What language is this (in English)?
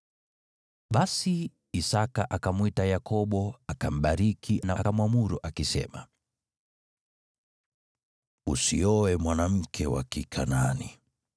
Swahili